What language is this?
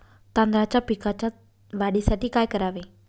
Marathi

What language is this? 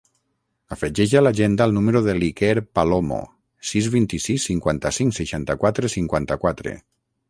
Catalan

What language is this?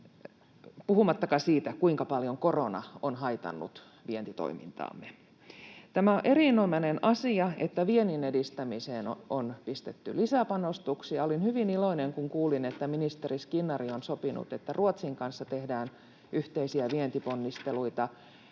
Finnish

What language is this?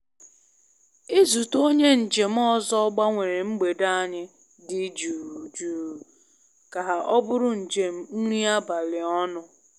Igbo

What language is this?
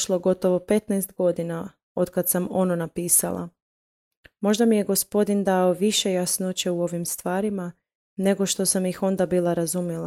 Croatian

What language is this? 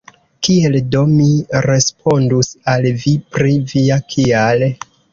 Esperanto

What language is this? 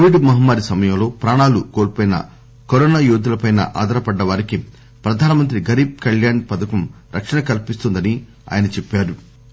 Telugu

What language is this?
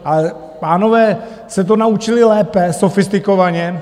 Czech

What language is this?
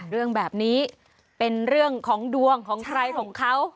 Thai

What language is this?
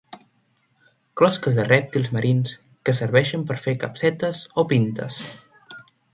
Catalan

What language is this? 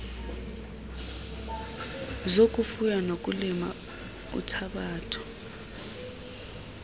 Xhosa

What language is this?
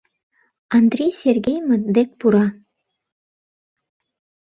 Mari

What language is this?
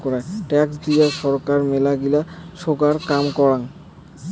Bangla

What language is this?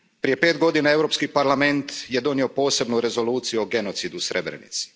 Croatian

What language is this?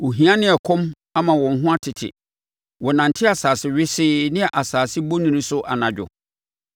Akan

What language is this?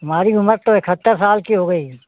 Hindi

